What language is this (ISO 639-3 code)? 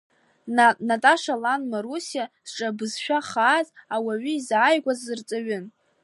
abk